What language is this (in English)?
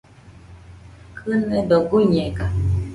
Nüpode Huitoto